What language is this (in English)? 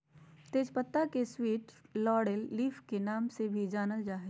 Magahi